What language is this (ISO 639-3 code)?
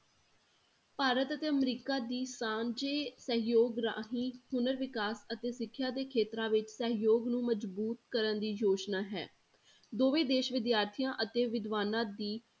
pan